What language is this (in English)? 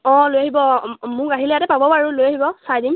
Assamese